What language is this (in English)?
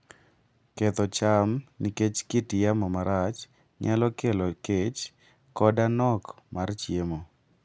Luo (Kenya and Tanzania)